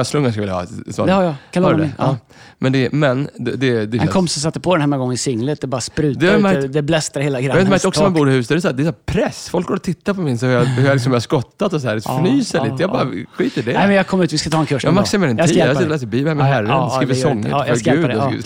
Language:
Swedish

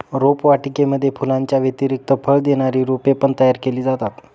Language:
Marathi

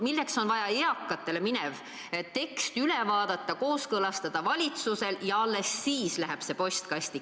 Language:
Estonian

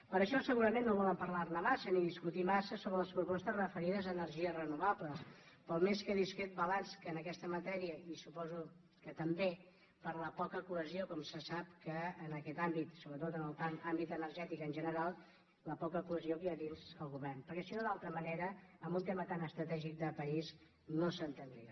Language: Catalan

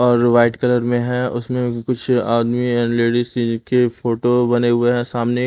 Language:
Hindi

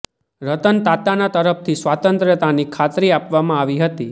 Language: Gujarati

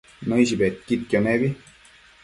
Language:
Matsés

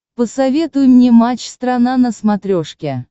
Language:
Russian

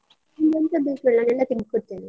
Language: Kannada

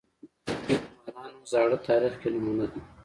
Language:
Pashto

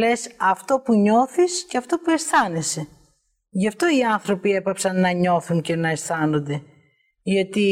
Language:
Greek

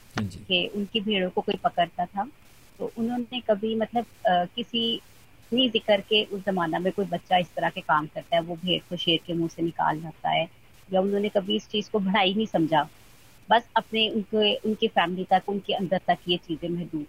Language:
Hindi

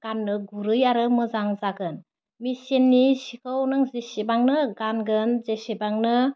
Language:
Bodo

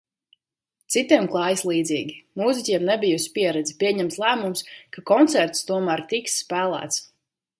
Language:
Latvian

